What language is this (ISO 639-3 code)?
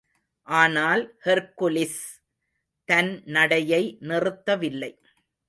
tam